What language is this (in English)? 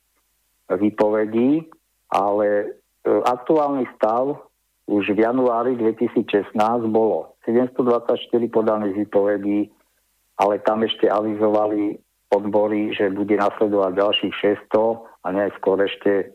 Slovak